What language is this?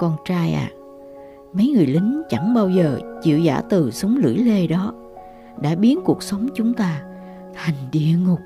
Vietnamese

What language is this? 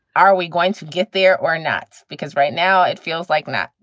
English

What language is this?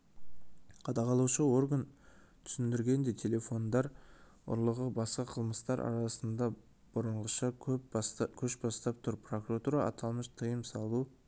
Kazakh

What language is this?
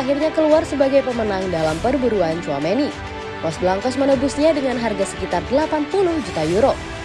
Indonesian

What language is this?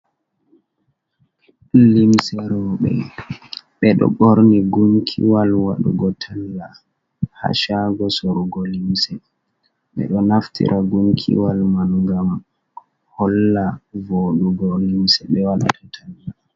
Fula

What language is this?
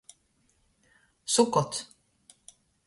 Latgalian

